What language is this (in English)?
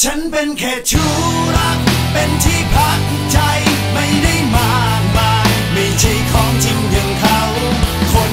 Thai